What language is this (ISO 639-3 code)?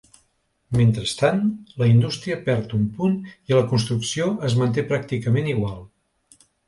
cat